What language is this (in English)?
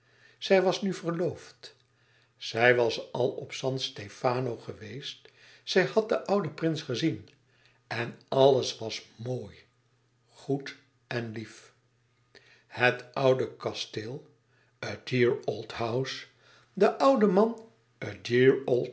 Dutch